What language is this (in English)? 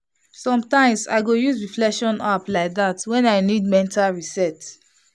Nigerian Pidgin